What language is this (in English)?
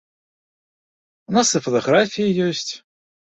Belarusian